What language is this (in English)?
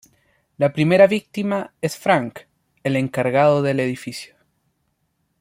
Spanish